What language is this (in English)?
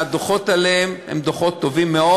Hebrew